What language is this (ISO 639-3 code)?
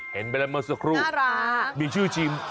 tha